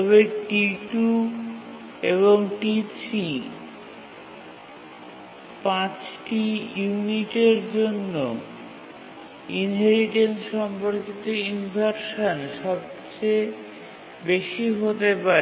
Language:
Bangla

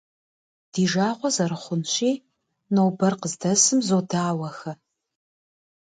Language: Kabardian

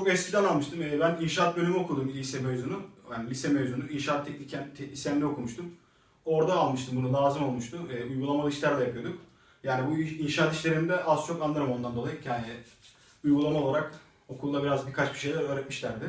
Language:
Turkish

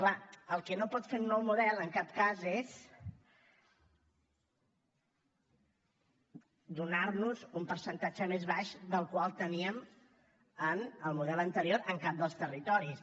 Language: Catalan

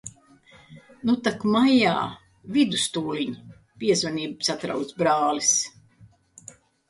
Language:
Latvian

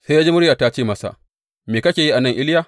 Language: Hausa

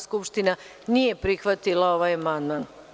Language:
Serbian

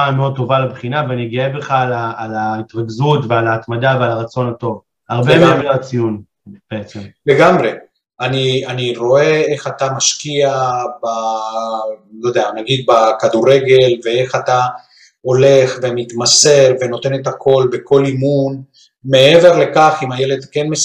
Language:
Hebrew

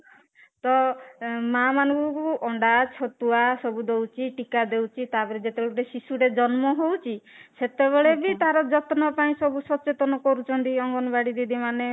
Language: Odia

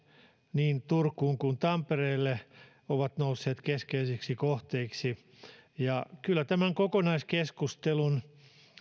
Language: Finnish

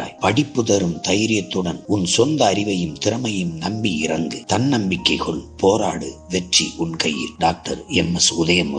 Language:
Tamil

